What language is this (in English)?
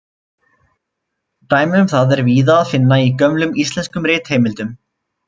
Icelandic